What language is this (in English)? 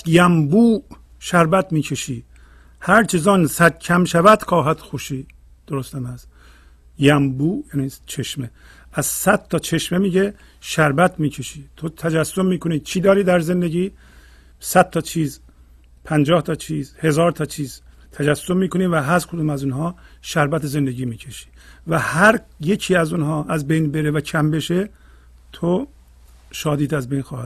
Persian